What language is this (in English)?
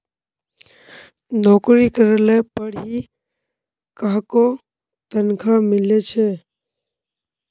Magahi